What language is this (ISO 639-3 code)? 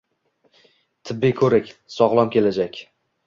uzb